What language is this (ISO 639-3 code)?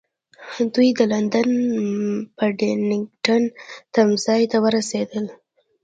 pus